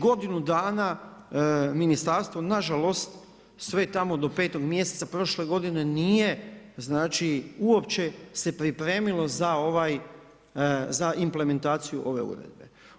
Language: Croatian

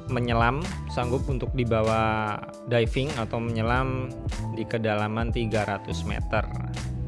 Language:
Indonesian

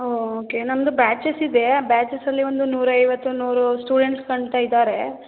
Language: Kannada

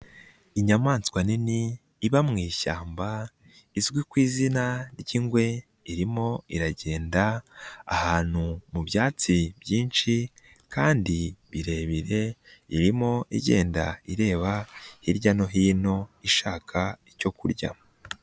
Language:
Kinyarwanda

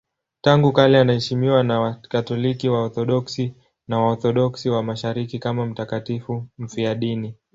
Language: Swahili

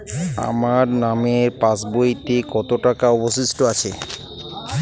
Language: Bangla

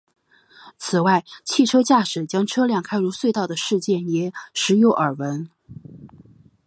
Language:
Chinese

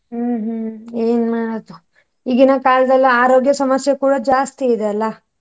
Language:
Kannada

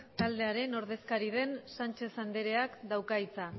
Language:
Basque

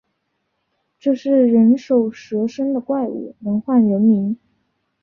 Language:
Chinese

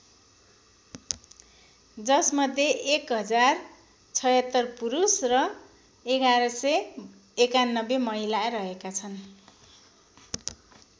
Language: Nepali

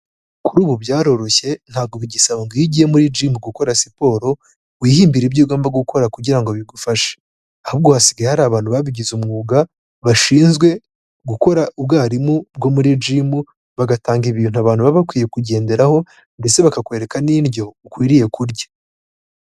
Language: Kinyarwanda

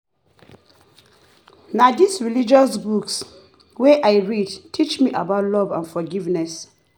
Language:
Nigerian Pidgin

